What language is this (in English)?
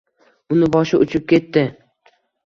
Uzbek